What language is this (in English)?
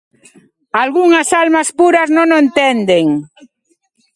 Galician